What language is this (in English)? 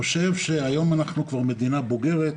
Hebrew